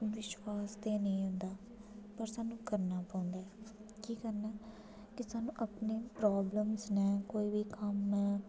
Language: Dogri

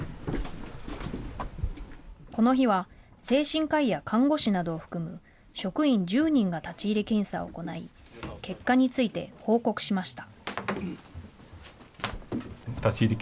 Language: Japanese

